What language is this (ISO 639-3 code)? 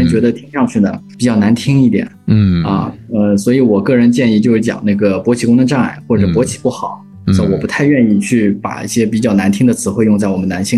zho